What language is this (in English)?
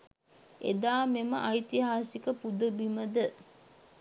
Sinhala